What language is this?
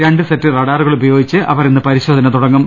Malayalam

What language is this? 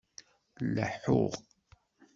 Kabyle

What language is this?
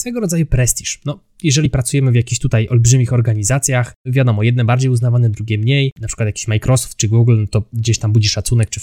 Polish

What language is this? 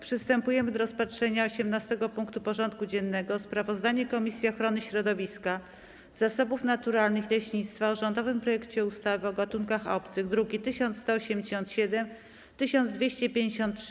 Polish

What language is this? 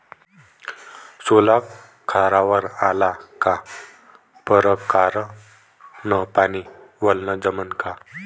Marathi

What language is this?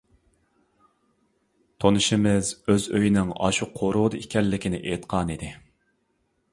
Uyghur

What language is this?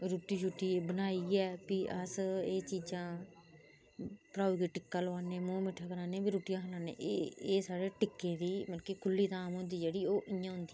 Dogri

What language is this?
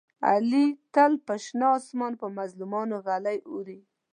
Pashto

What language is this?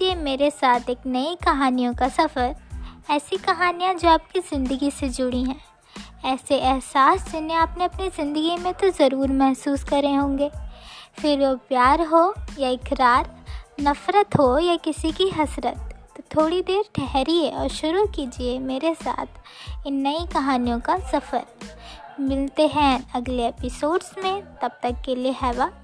Hindi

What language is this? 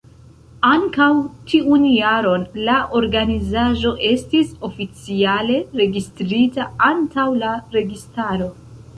Esperanto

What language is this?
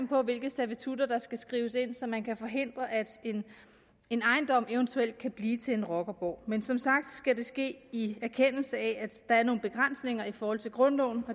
Danish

